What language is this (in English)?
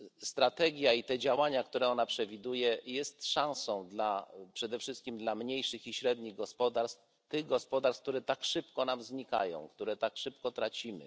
Polish